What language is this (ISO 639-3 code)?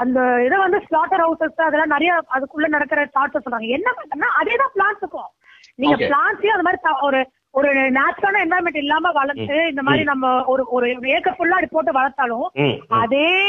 tam